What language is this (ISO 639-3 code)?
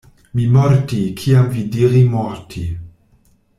epo